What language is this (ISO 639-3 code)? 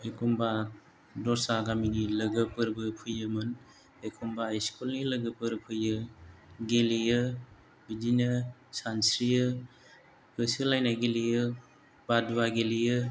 brx